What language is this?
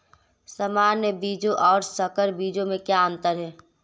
Hindi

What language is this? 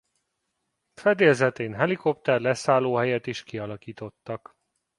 Hungarian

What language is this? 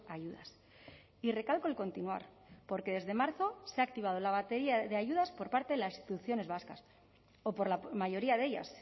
Spanish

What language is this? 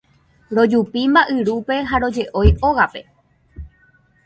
Guarani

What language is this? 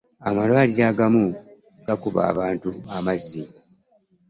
Ganda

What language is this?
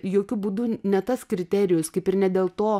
Lithuanian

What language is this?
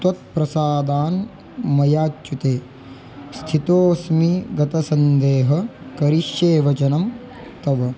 Sanskrit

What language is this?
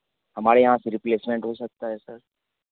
Hindi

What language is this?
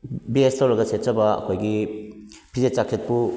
Manipuri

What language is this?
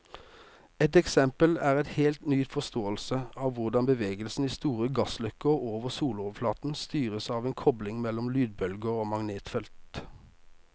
Norwegian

